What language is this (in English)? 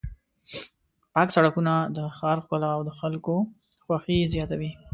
Pashto